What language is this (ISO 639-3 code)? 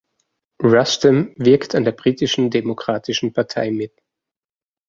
deu